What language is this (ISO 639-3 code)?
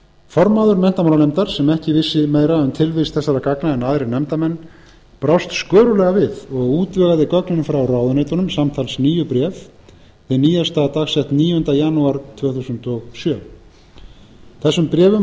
isl